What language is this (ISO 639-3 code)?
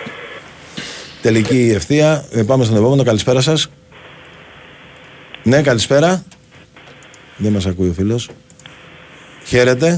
ell